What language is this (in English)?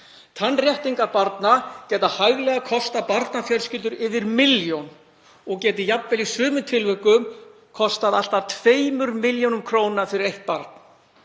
Icelandic